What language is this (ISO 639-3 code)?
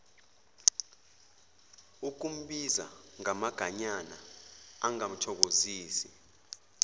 zul